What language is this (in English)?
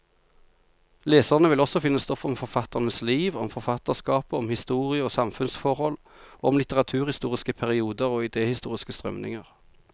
Norwegian